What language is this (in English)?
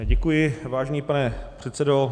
Czech